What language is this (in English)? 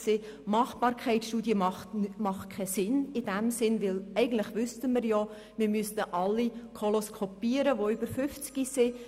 Swiss German